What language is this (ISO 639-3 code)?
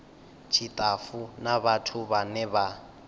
ven